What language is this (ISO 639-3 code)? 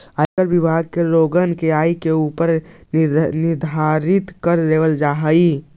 mag